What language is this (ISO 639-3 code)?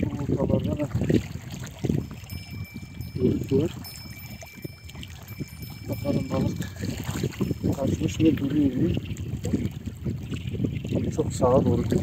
tur